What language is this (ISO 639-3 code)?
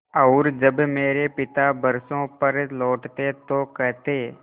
hin